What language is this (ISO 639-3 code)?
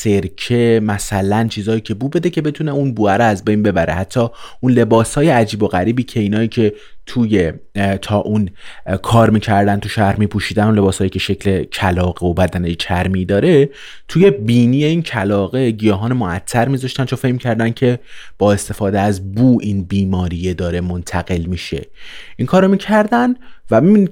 fas